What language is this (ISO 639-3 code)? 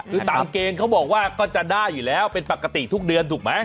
tha